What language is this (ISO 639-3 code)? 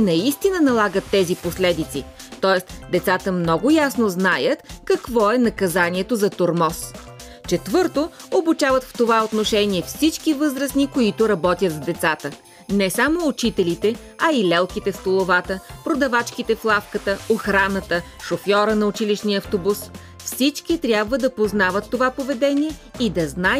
bul